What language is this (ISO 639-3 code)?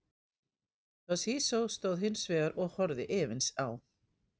isl